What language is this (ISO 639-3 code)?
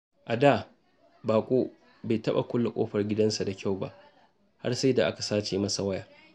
hau